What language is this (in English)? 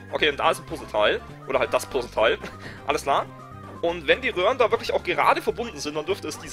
German